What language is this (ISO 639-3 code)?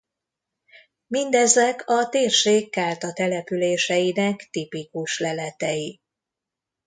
hun